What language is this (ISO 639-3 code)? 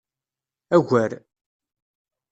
kab